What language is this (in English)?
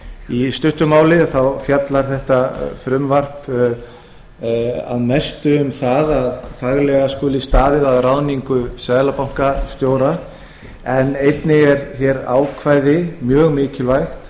Icelandic